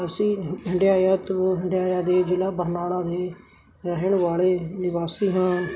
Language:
Punjabi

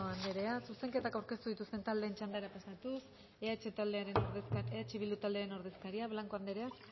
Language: Basque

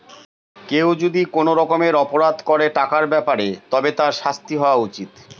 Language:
Bangla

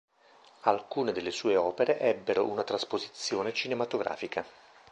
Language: Italian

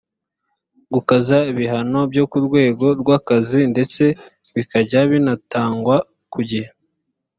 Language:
Kinyarwanda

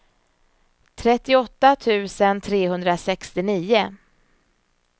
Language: Swedish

